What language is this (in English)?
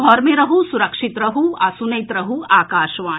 Maithili